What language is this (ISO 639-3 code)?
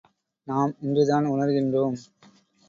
tam